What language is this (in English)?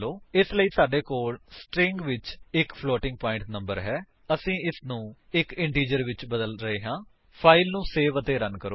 Punjabi